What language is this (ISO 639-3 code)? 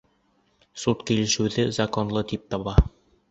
bak